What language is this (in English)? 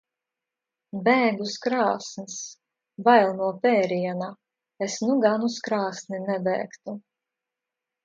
Latvian